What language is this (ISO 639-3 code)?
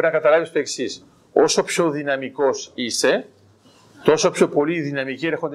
ell